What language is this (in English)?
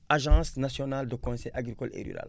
Wolof